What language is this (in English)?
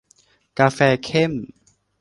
Thai